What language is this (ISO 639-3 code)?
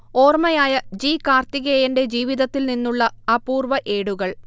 mal